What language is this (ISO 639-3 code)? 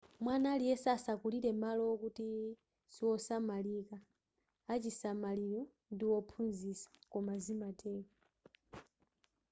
nya